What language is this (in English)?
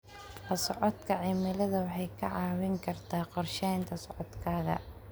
Somali